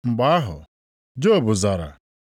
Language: Igbo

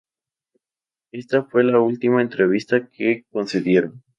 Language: Spanish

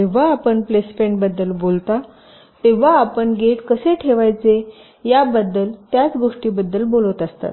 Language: Marathi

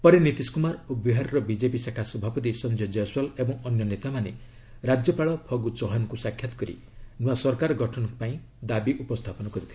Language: Odia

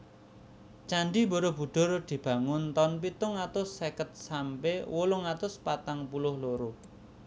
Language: Javanese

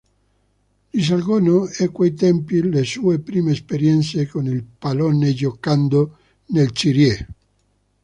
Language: Italian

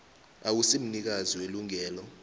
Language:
South Ndebele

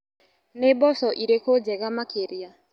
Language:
Kikuyu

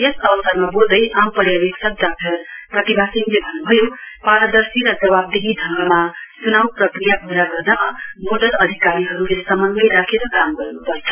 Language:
Nepali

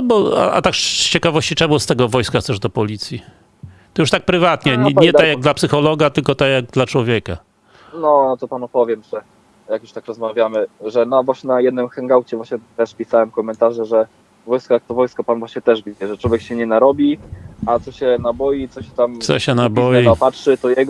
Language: Polish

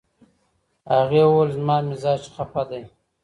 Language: Pashto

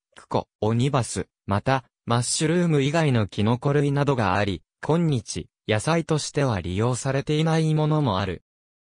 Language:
Japanese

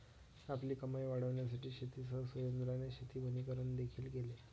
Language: Marathi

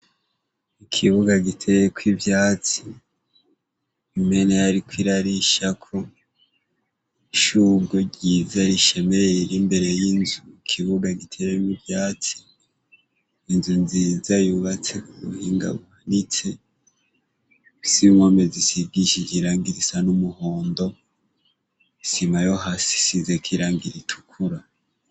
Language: Rundi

